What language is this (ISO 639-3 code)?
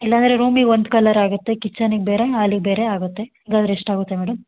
kan